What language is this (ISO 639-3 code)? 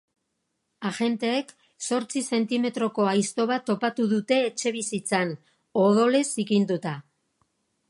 eus